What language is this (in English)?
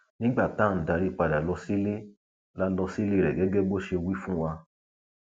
Yoruba